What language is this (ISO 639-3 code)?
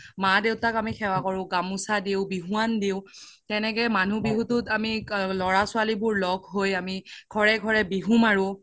asm